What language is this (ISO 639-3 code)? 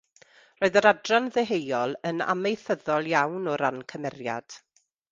cym